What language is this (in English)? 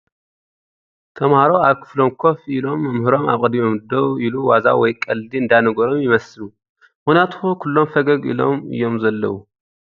Tigrinya